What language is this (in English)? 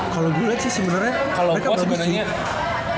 Indonesian